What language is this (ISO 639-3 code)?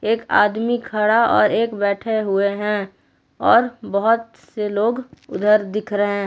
hin